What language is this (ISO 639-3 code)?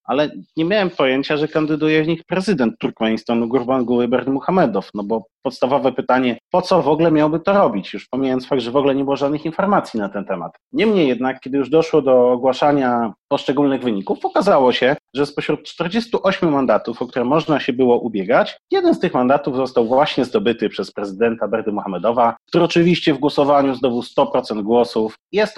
pol